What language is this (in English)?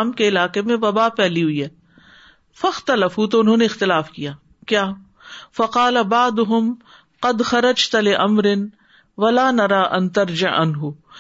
Urdu